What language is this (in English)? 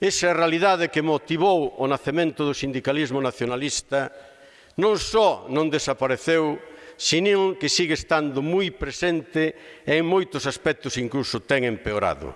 Italian